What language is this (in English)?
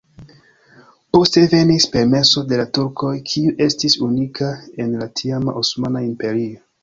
Esperanto